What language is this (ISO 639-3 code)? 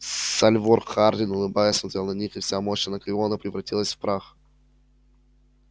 rus